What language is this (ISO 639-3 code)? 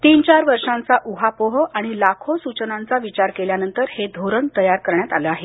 mar